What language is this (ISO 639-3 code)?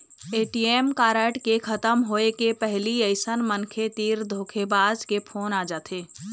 hne